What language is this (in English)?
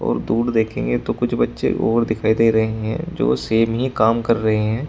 Hindi